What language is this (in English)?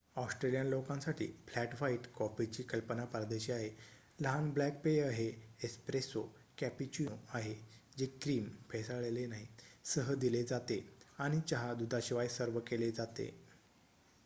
Marathi